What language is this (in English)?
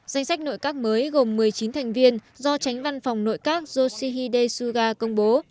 Vietnamese